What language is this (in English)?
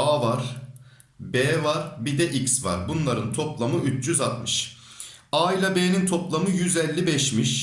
Turkish